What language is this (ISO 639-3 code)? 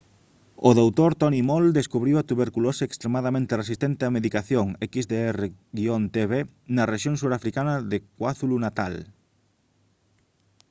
glg